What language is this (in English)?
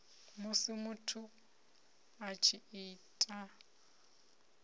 Venda